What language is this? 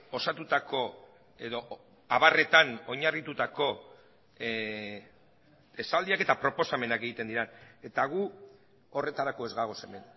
Basque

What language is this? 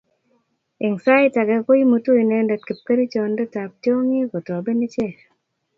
Kalenjin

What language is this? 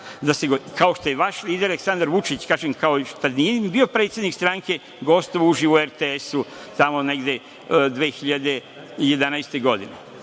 Serbian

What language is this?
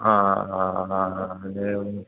Sanskrit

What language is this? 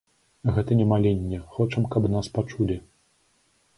Belarusian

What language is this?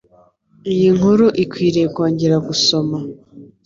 Kinyarwanda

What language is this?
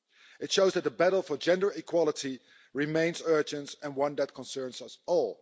English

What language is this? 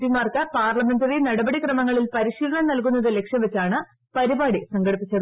Malayalam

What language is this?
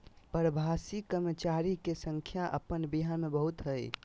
Magahi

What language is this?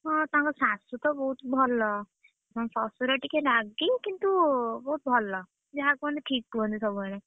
Odia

